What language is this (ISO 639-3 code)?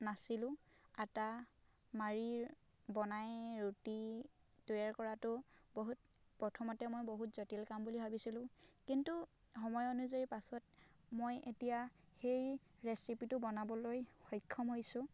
asm